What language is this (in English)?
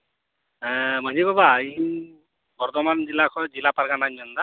Santali